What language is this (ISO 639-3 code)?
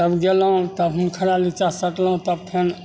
mai